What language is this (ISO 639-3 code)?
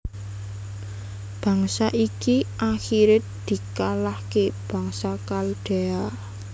jav